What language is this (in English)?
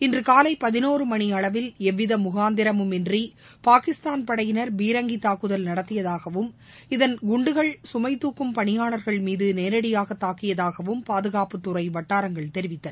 Tamil